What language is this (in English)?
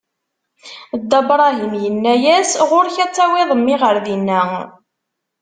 Kabyle